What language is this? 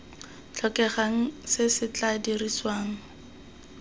Tswana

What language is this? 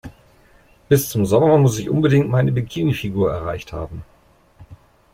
German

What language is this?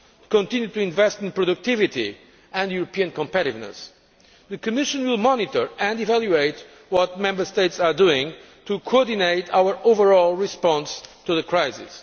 English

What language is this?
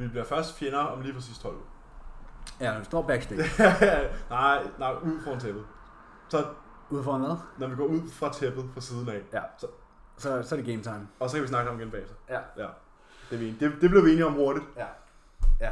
Danish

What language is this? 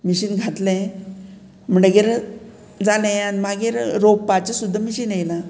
Konkani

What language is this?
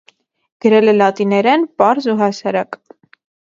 Armenian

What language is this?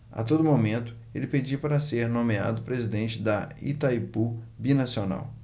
Portuguese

